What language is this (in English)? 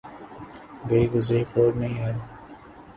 Urdu